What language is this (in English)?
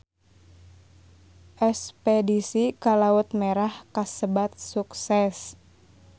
Sundanese